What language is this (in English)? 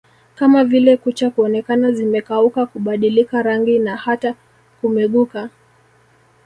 Swahili